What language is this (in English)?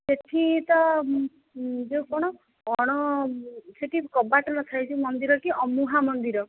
Odia